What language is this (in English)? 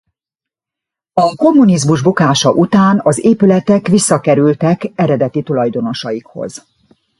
Hungarian